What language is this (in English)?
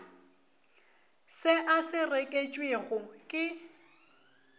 Northern Sotho